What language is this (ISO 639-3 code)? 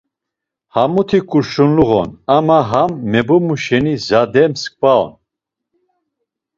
lzz